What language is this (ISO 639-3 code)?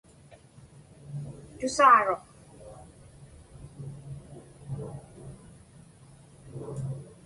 ipk